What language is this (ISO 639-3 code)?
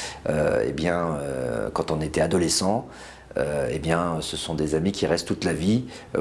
fra